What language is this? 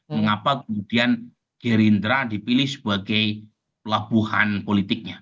Indonesian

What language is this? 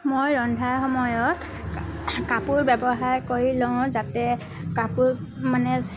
Assamese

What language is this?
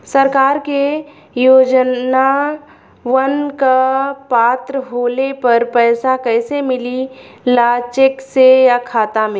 Bhojpuri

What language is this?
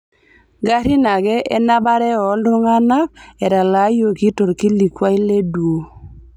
Masai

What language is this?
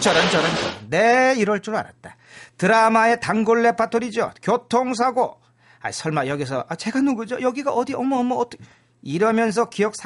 Korean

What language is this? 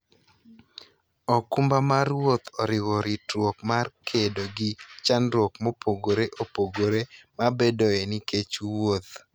Luo (Kenya and Tanzania)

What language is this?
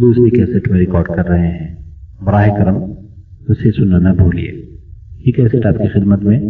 Urdu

